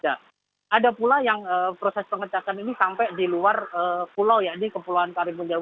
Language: Indonesian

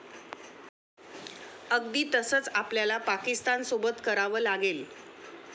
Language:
Marathi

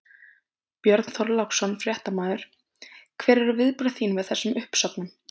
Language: Icelandic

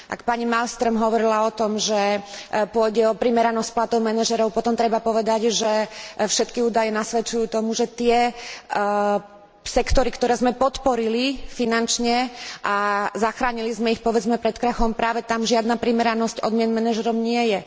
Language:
Slovak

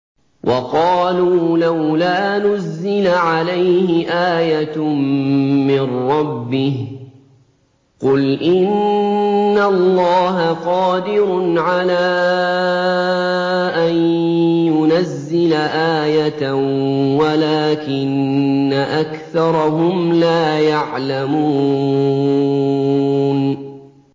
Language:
Arabic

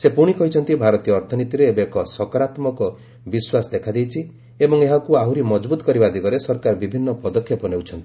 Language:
Odia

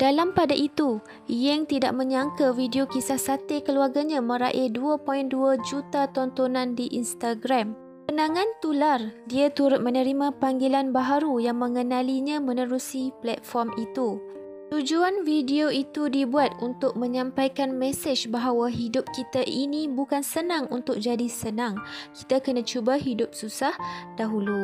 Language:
Malay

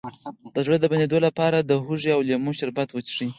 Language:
Pashto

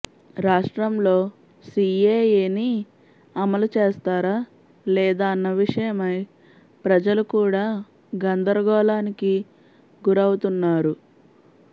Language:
Telugu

